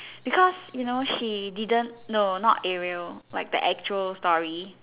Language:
English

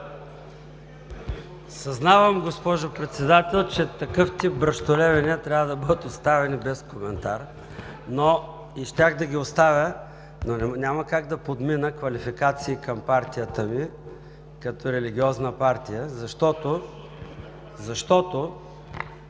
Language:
Bulgarian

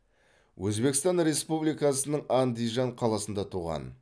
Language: Kazakh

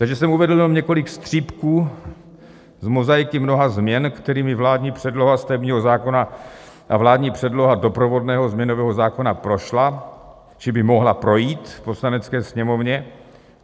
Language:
Czech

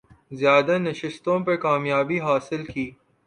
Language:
Urdu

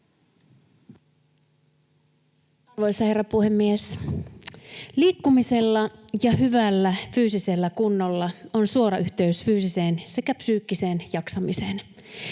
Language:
Finnish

